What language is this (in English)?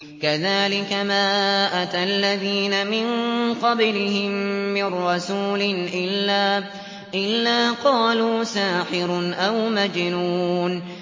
Arabic